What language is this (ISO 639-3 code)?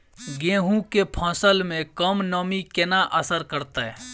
mai